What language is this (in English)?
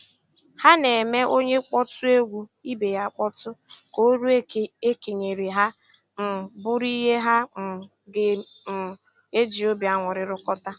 Igbo